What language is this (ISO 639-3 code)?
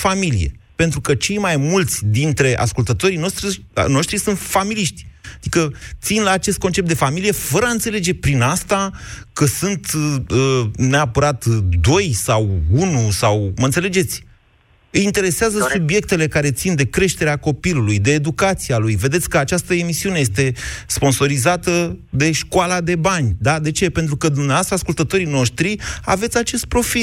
ron